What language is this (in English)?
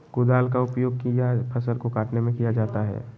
Magahi